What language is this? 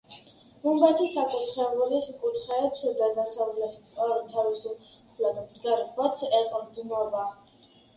Georgian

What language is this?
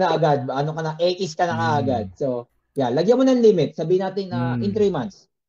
Filipino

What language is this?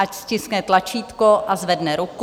Czech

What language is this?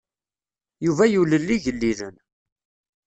Kabyle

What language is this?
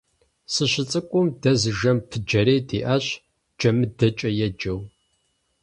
Kabardian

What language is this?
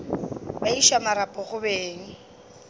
Northern Sotho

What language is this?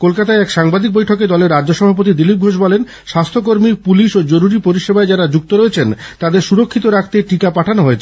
Bangla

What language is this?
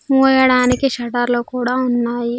Telugu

